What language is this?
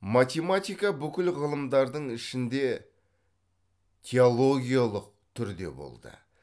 Kazakh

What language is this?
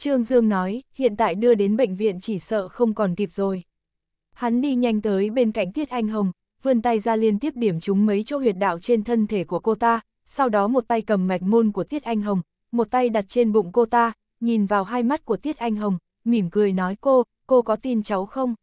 Vietnamese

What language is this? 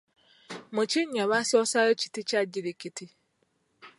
Ganda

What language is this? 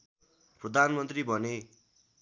Nepali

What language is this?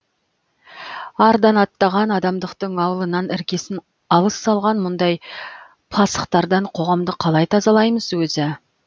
Kazakh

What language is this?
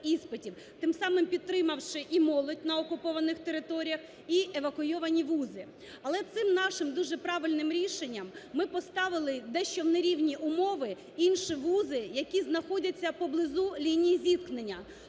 Ukrainian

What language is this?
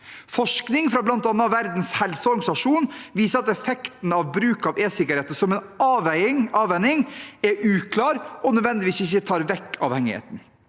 Norwegian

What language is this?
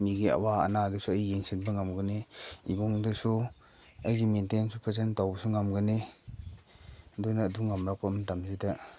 Manipuri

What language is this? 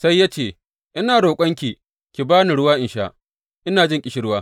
Hausa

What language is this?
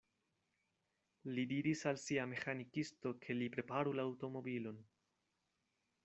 Esperanto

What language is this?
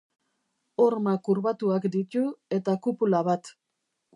Basque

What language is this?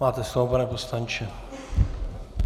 Czech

